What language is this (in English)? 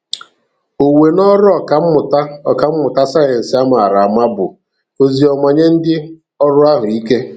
Igbo